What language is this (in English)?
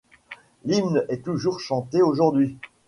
French